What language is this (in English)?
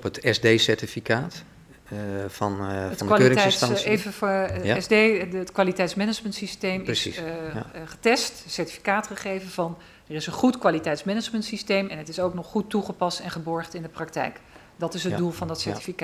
Dutch